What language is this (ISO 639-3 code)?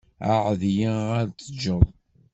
kab